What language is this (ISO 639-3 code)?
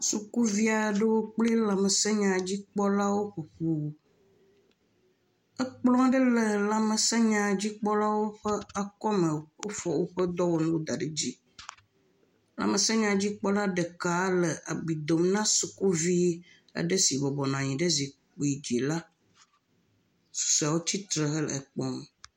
ewe